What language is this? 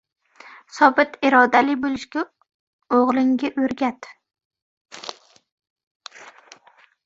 Uzbek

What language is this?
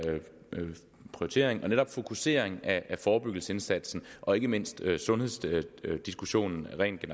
Danish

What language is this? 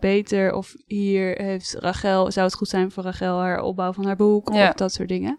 Dutch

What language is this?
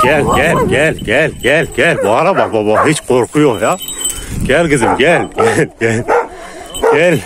Turkish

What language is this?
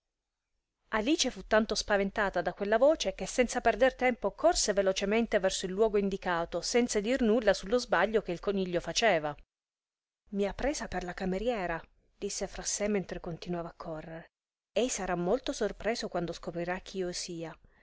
Italian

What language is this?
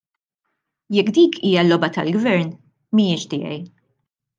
Maltese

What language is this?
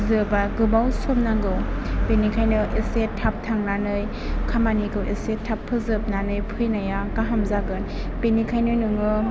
Bodo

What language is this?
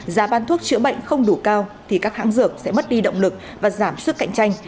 Vietnamese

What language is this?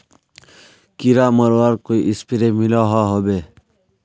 Magahi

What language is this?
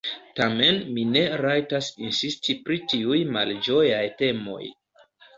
Esperanto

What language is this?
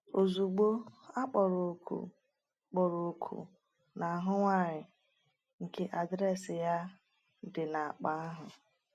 Igbo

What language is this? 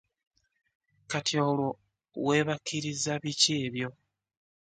Ganda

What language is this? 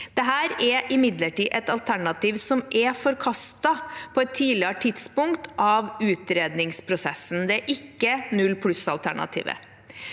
Norwegian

